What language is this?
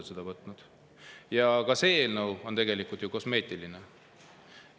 Estonian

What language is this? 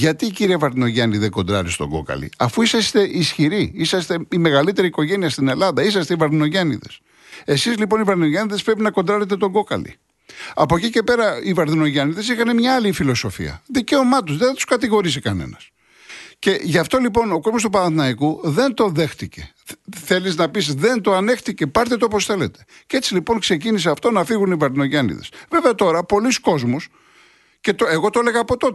Greek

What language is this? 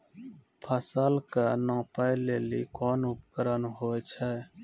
Maithili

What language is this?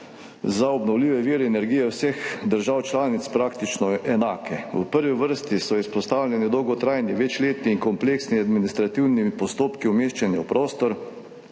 Slovenian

